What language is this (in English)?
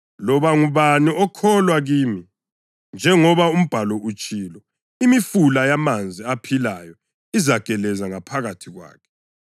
North Ndebele